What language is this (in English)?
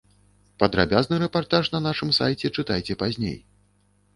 Belarusian